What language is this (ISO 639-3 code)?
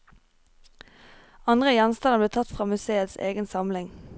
nor